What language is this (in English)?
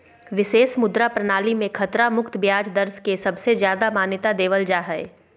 Magahi